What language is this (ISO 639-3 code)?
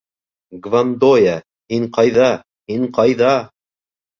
bak